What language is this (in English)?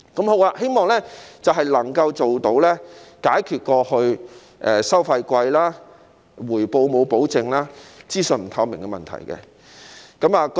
Cantonese